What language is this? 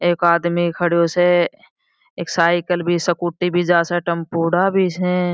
Marwari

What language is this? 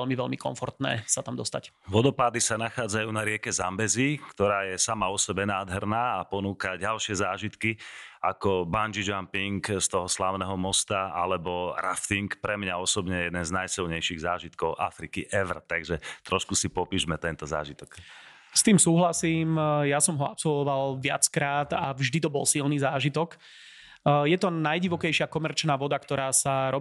Slovak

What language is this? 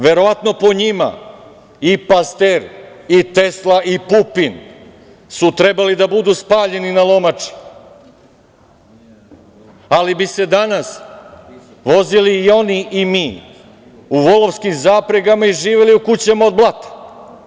Serbian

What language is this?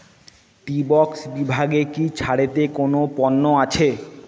Bangla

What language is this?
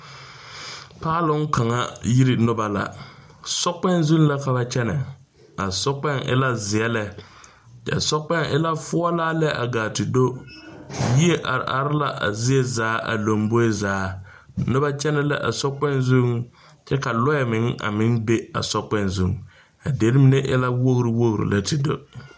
Southern Dagaare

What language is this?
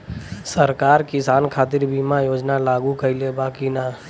Bhojpuri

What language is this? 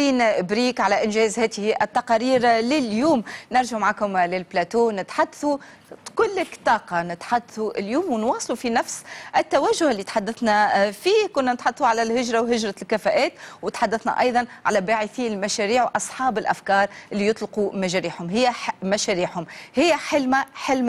Arabic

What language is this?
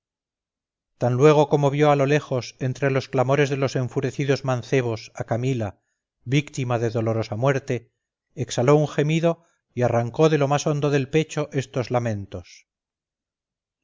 Spanish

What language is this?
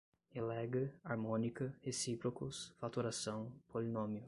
Portuguese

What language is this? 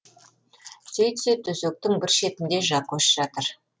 Kazakh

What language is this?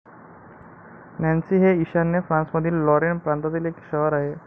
Marathi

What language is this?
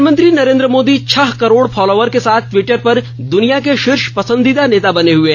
Hindi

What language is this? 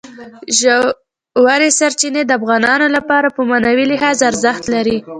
Pashto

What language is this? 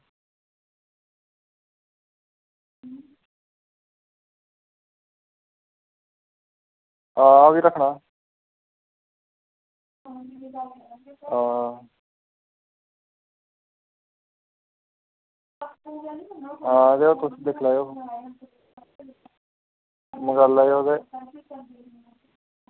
Dogri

